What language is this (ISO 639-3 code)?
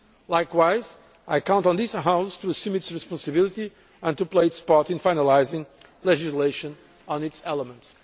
eng